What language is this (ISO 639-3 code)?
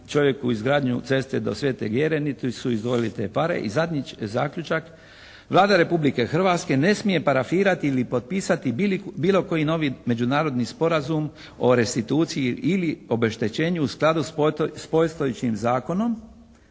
hrv